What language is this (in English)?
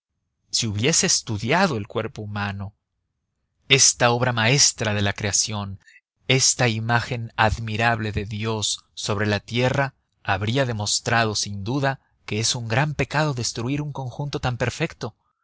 Spanish